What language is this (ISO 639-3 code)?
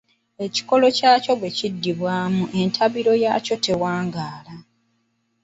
lug